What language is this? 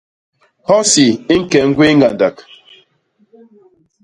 Basaa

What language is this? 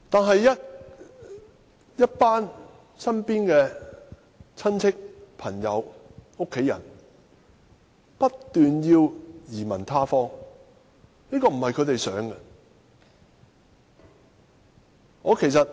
Cantonese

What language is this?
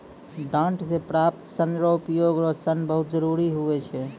Maithili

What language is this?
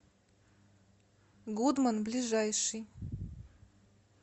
Russian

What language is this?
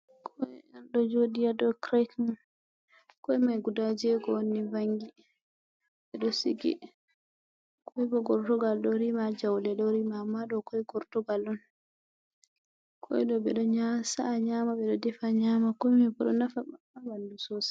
Fula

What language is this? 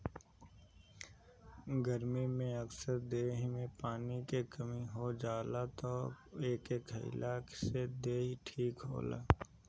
Bhojpuri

